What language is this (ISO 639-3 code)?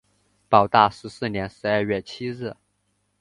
zho